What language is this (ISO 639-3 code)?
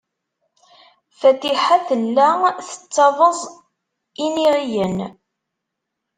kab